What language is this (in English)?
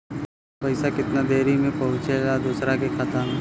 Bhojpuri